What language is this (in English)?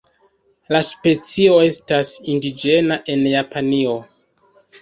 Esperanto